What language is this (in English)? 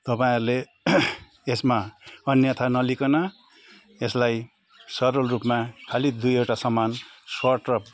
Nepali